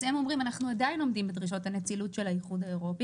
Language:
Hebrew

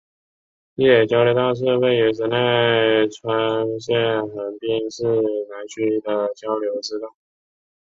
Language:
Chinese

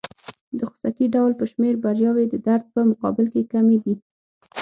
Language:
Pashto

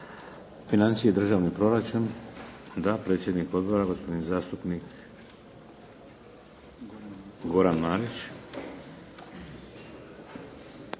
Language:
Croatian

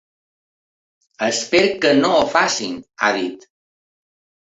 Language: Catalan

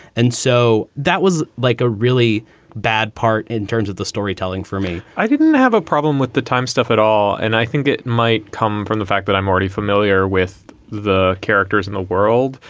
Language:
English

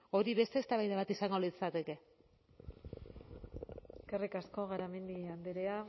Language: Basque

